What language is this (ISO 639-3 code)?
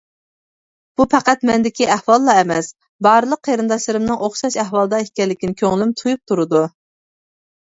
uig